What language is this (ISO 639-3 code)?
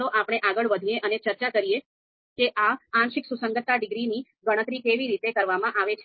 guj